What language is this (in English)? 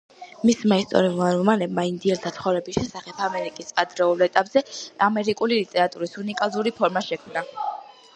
Georgian